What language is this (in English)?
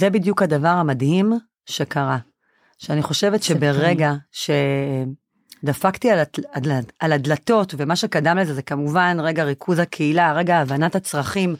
Hebrew